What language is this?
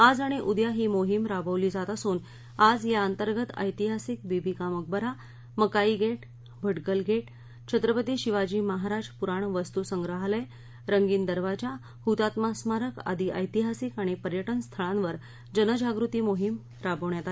Marathi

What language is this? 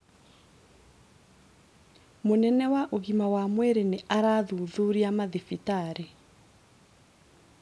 Kikuyu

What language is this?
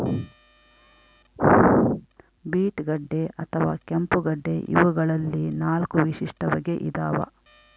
Kannada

